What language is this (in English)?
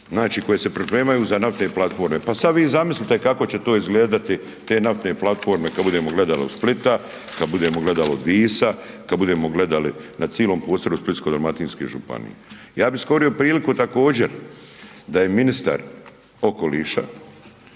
Croatian